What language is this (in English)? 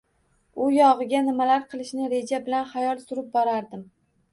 Uzbek